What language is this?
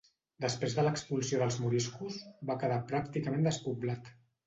Catalan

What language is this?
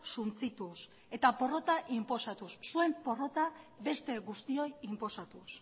Basque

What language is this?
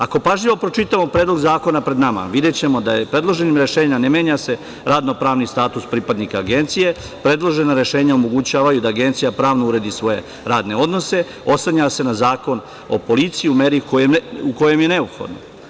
Serbian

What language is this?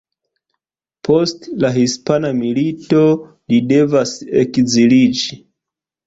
Esperanto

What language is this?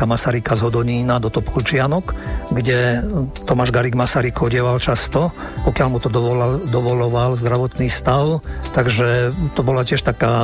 Slovak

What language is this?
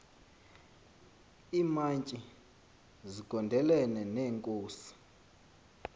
Xhosa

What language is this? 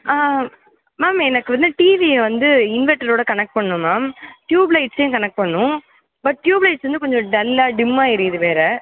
Tamil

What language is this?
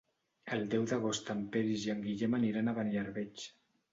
Catalan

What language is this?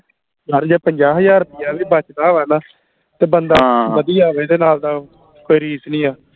Punjabi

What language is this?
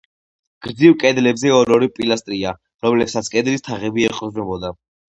Georgian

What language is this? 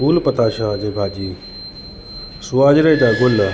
Sindhi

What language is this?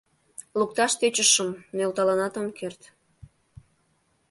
Mari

